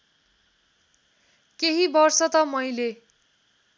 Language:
Nepali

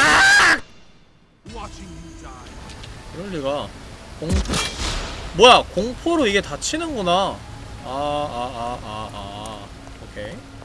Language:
Korean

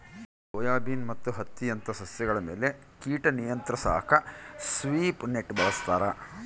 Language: Kannada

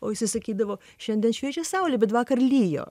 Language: Lithuanian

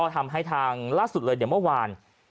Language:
Thai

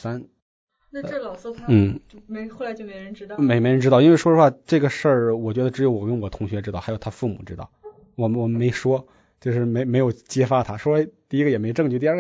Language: Chinese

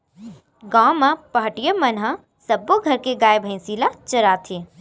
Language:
Chhattisgarhi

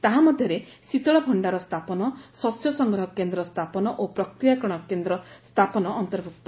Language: Odia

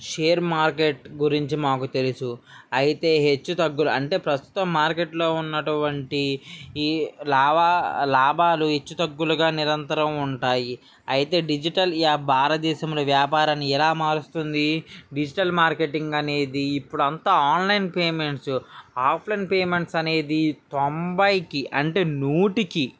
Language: Telugu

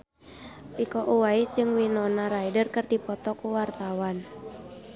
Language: Sundanese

